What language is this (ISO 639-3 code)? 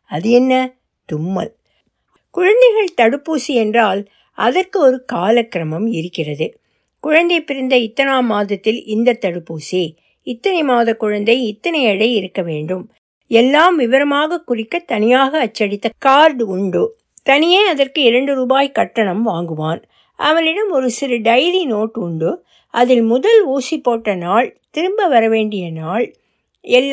tam